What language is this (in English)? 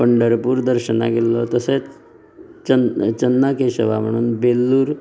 Konkani